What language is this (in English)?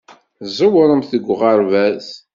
Kabyle